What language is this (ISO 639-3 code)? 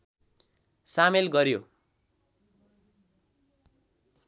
nep